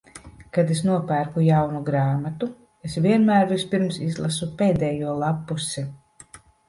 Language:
Latvian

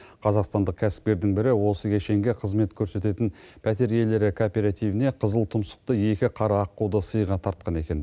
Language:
Kazakh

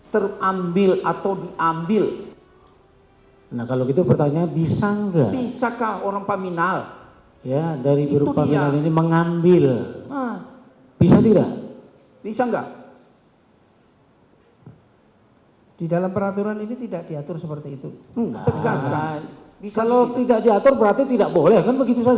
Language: Indonesian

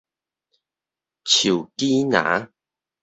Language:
Min Nan Chinese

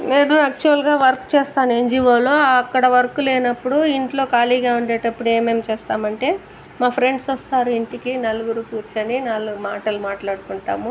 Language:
Telugu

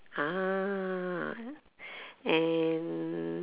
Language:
English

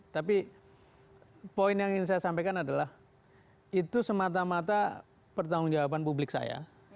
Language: Indonesian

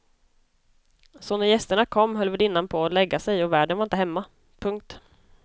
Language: Swedish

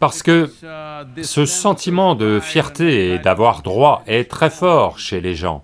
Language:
French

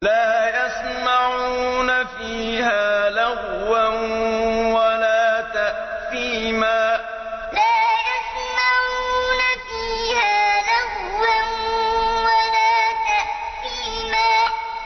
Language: Arabic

